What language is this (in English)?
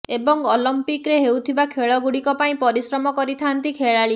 Odia